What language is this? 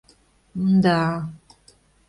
Mari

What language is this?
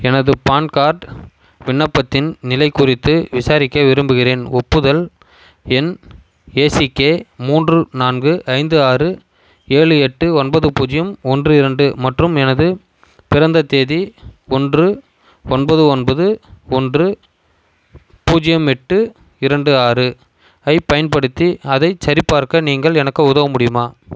Tamil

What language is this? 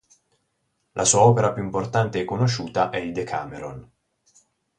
Italian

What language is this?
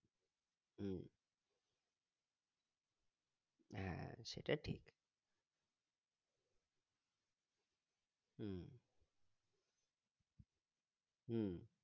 Bangla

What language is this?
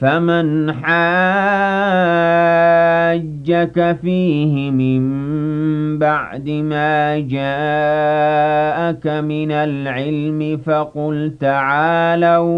Arabic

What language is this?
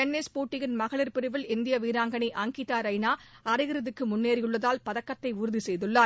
Tamil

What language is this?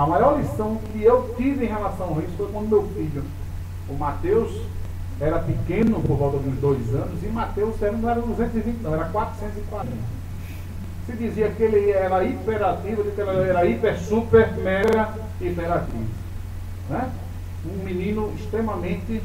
Portuguese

